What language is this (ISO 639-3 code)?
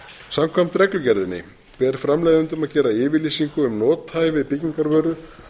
isl